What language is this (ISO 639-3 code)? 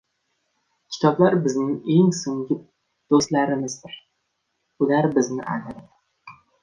uzb